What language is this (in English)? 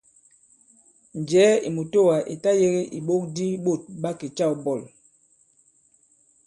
Bankon